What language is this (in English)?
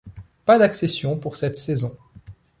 French